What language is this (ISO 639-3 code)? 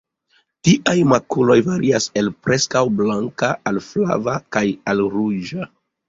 epo